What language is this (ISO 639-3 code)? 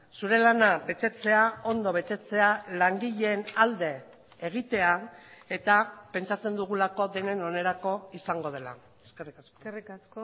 eus